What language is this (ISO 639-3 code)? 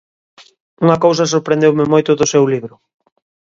glg